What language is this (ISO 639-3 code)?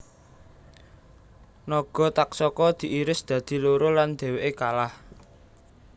jav